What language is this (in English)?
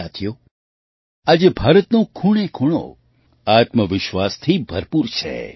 Gujarati